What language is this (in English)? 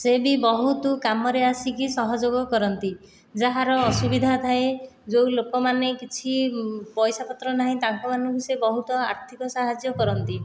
Odia